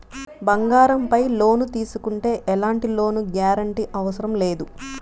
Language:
Telugu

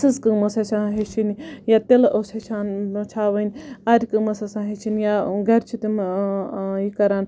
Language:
Kashmiri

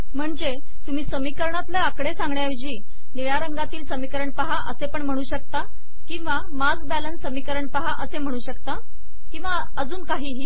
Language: Marathi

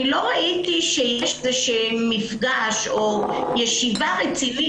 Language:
Hebrew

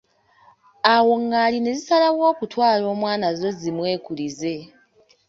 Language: Ganda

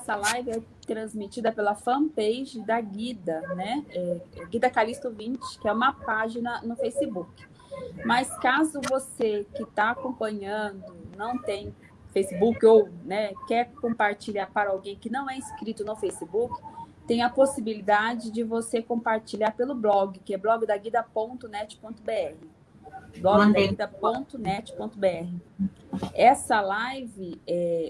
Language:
Portuguese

